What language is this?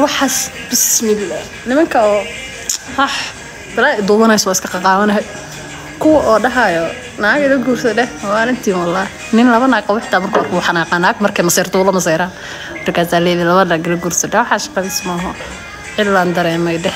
Arabic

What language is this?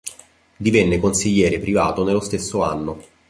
Italian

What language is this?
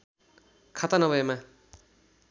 Nepali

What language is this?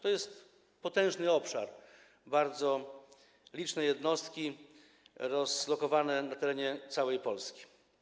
Polish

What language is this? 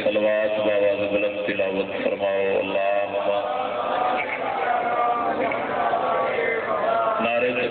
Arabic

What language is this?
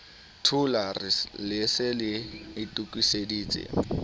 Southern Sotho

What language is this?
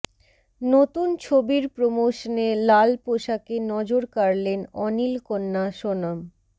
Bangla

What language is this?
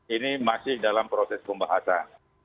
Indonesian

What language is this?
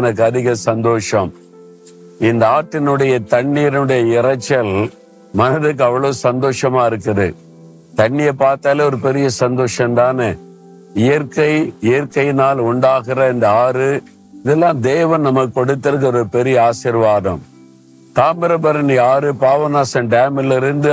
Tamil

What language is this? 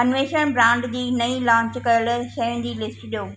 Sindhi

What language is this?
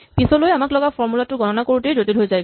Assamese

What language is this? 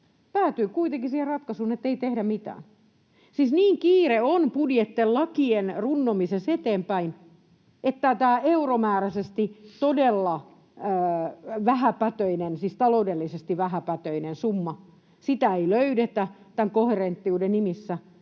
Finnish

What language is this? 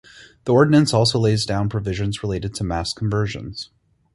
English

